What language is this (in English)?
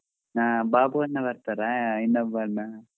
Kannada